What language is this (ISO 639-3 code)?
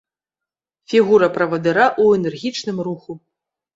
bel